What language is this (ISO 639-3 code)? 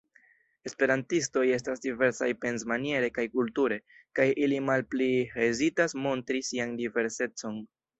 epo